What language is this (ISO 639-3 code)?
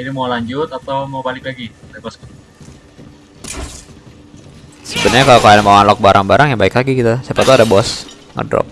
ind